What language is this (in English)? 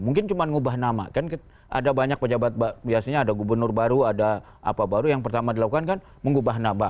Indonesian